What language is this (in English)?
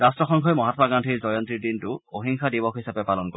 Assamese